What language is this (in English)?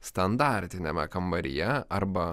Lithuanian